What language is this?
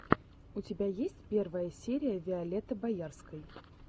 Russian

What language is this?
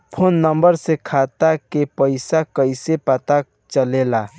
Bhojpuri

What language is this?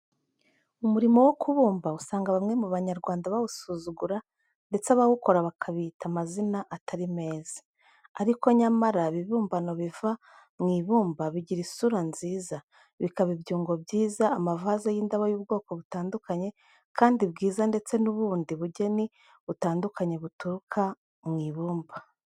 Kinyarwanda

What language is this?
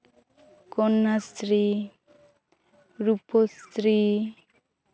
Santali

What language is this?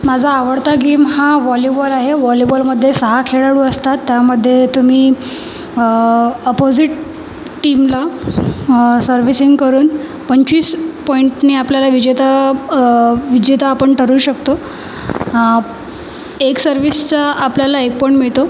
Marathi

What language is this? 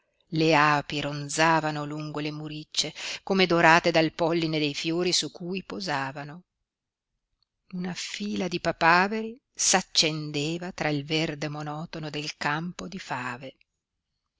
Italian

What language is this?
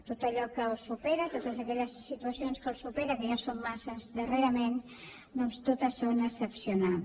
Catalan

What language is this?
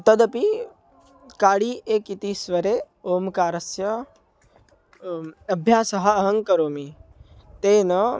Sanskrit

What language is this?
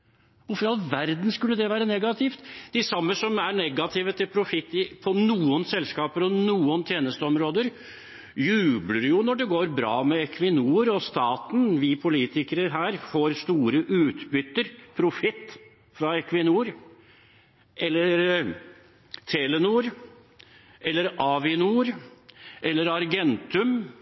Norwegian Bokmål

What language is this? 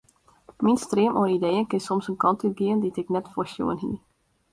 Western Frisian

